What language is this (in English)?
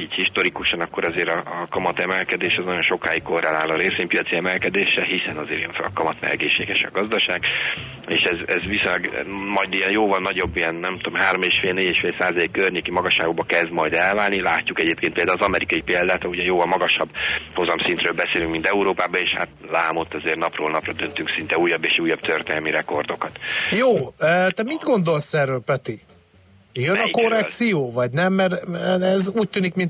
Hungarian